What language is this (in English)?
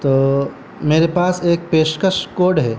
Urdu